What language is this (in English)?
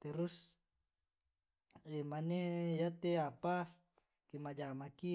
Tae'